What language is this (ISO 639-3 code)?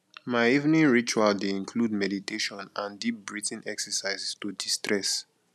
pcm